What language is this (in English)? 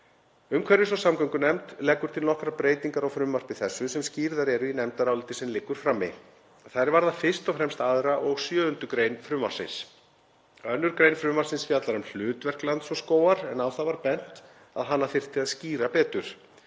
Icelandic